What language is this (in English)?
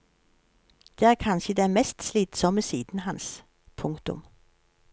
Norwegian